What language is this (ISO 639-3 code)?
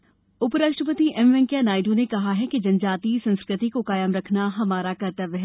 hin